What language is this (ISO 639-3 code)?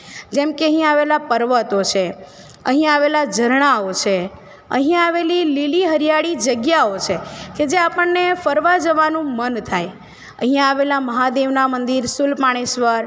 guj